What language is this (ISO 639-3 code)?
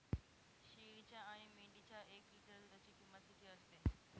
mar